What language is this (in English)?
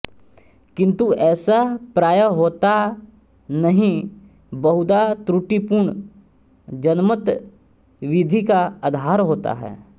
Hindi